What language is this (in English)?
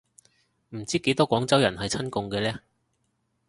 Cantonese